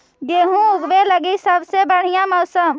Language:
Magahi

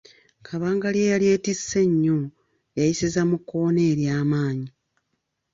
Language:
Ganda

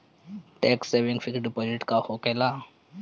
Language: Bhojpuri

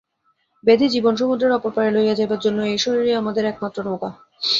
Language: Bangla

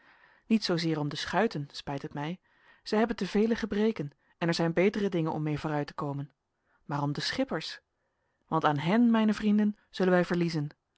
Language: Dutch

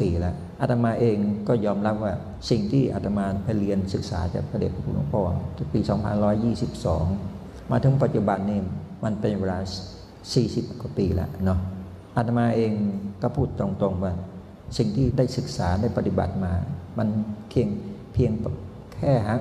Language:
Thai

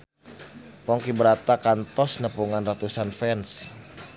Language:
Sundanese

